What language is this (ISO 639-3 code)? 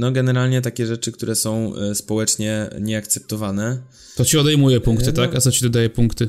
pol